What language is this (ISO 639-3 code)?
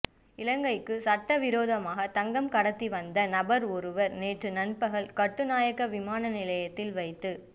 tam